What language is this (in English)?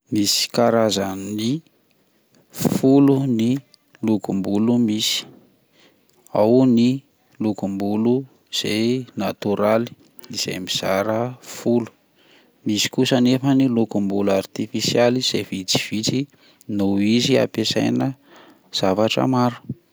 Malagasy